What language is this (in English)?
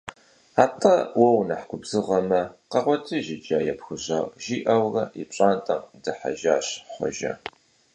Kabardian